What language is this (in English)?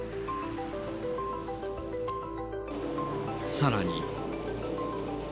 Japanese